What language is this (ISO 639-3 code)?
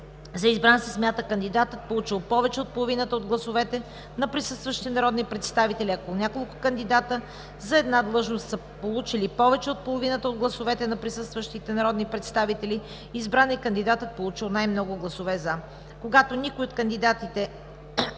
bul